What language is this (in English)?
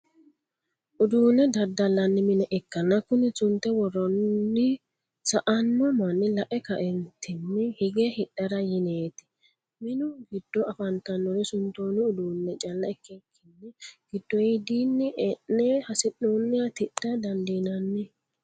Sidamo